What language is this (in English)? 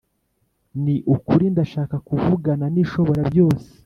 Kinyarwanda